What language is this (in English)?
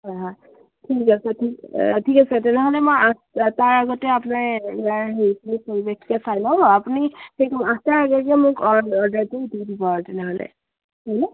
Assamese